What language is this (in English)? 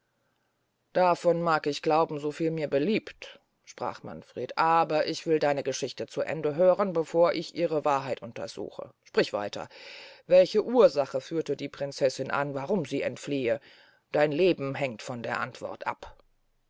German